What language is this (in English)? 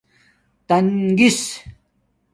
Domaaki